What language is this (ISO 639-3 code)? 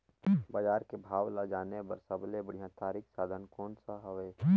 hne